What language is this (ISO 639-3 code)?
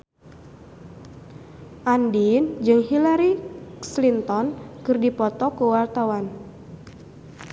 sun